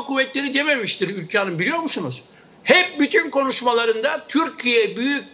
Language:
Turkish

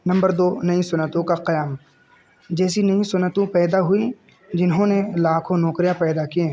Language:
Urdu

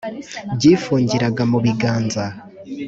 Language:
Kinyarwanda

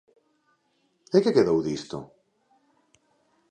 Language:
Galician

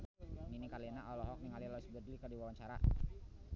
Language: Sundanese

